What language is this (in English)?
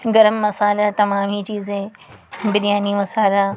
Urdu